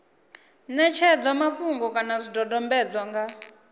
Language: Venda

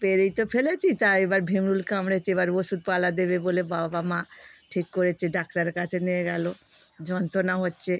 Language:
Bangla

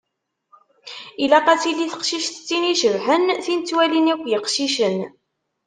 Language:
Kabyle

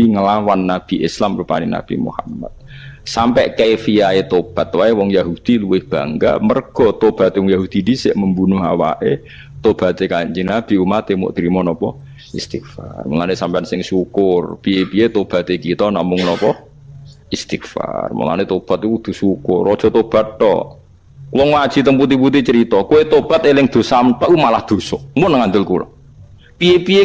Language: Indonesian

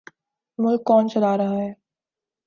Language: Urdu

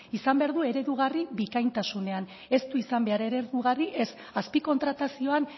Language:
Basque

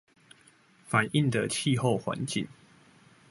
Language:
Chinese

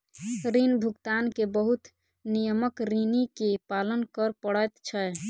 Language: Maithili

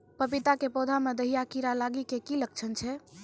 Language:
Maithili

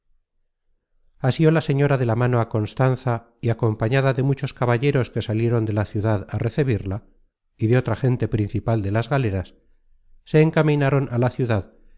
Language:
Spanish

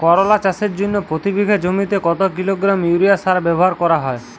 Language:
Bangla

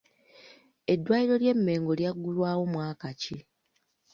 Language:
Ganda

